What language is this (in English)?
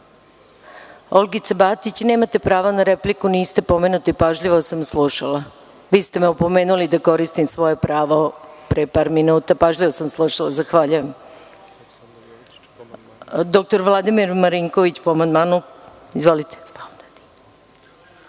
Serbian